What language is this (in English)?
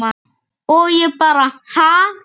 Icelandic